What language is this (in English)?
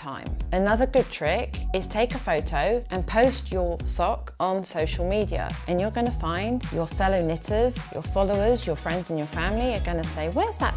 English